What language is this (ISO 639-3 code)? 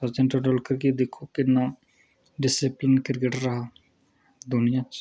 doi